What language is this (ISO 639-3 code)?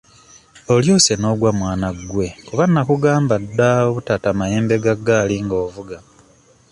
lug